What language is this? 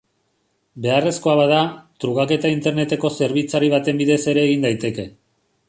Basque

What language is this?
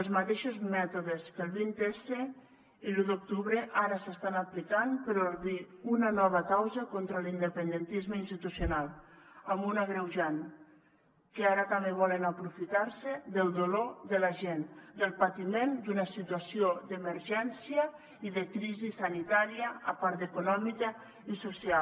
Catalan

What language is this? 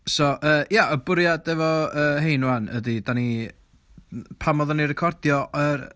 Welsh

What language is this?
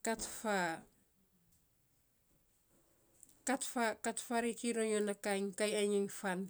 Saposa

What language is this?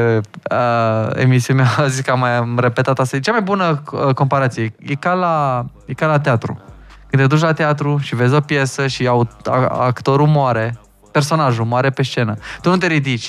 Romanian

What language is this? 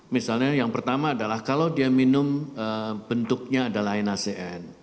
Indonesian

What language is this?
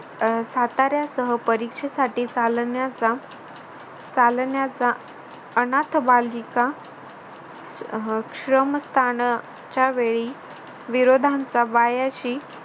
Marathi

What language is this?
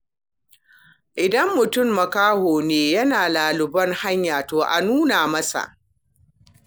Hausa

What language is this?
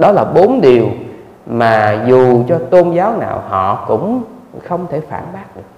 Vietnamese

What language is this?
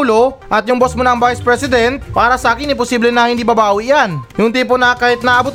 Filipino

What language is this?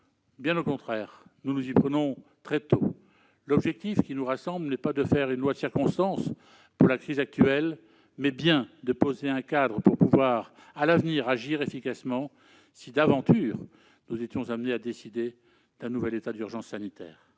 French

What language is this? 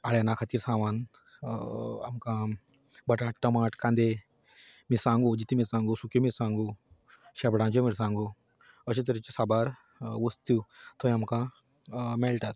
Konkani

